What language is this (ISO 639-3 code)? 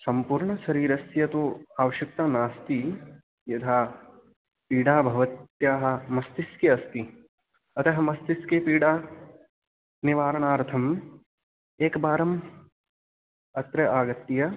san